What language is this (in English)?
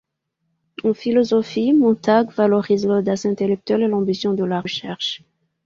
French